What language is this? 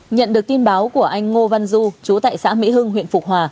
Vietnamese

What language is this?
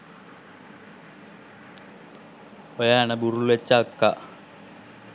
Sinhala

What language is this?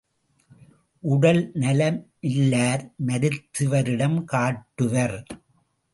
Tamil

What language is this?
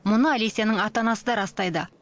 Kazakh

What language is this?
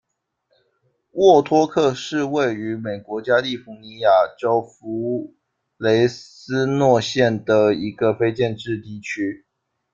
Chinese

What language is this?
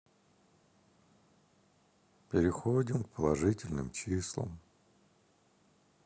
Russian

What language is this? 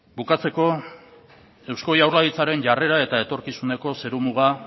Basque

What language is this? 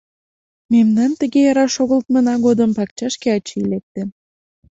Mari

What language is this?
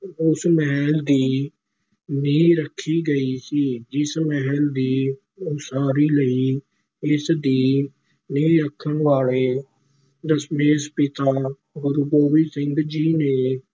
Punjabi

